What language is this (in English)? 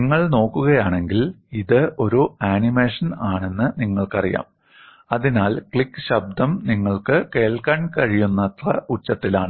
Malayalam